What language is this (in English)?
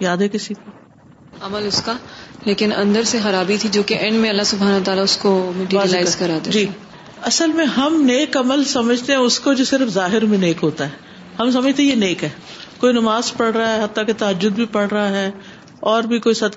Urdu